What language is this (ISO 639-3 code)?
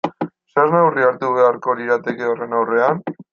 eus